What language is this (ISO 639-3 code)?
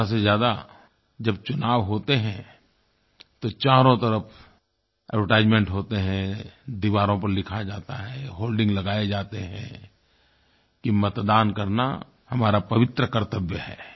hin